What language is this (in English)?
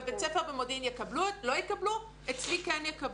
Hebrew